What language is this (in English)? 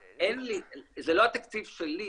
Hebrew